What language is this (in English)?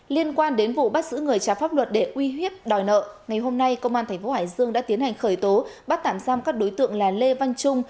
Vietnamese